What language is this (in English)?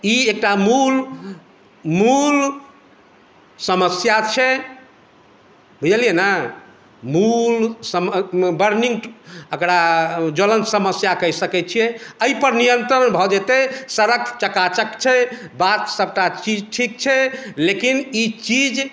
Maithili